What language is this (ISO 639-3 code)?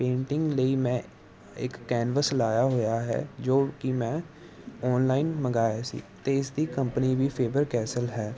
pan